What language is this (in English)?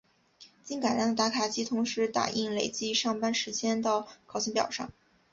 Chinese